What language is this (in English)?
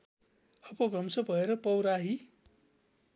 Nepali